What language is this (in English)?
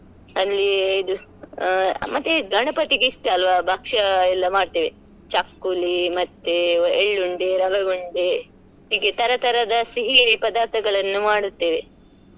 Kannada